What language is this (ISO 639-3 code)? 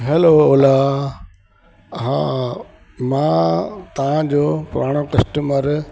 snd